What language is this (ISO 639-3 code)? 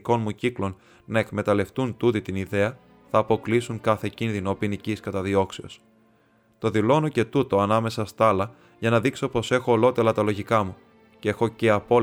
ell